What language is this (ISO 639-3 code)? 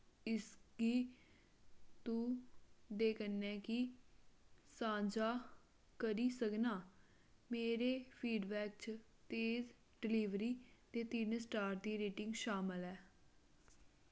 doi